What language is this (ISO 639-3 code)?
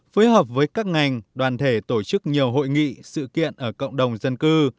vie